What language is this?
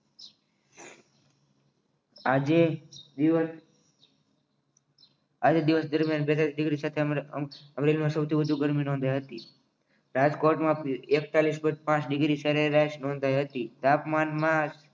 Gujarati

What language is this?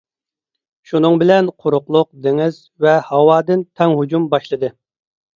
Uyghur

